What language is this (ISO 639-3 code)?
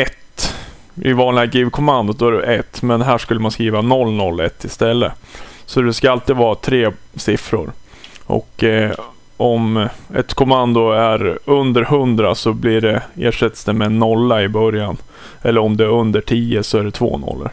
swe